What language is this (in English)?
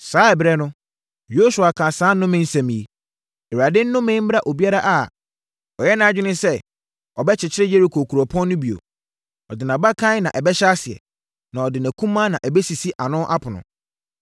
Akan